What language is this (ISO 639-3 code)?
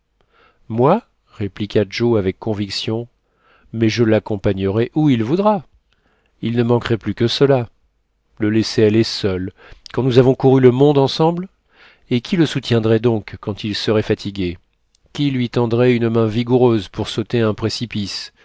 fra